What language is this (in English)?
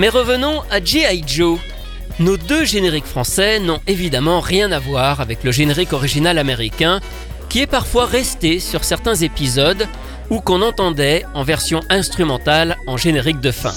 French